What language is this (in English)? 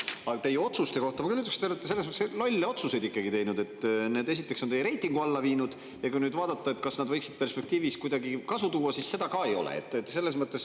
Estonian